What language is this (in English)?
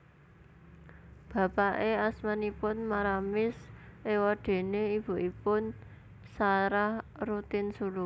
Javanese